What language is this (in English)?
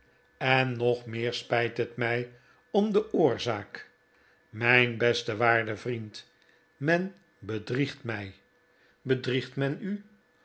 Dutch